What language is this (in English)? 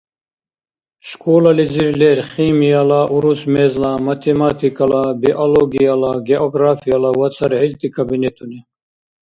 Dargwa